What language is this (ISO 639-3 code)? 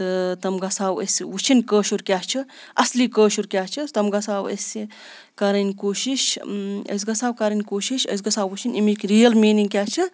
kas